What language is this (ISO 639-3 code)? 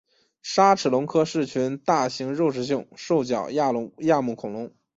zho